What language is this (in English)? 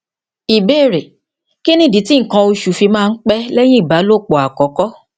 Yoruba